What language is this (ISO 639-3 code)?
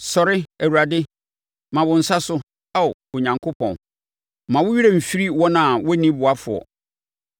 aka